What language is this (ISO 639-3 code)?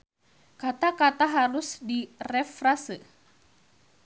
sun